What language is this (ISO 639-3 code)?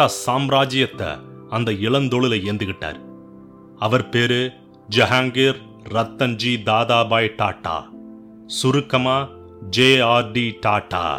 tam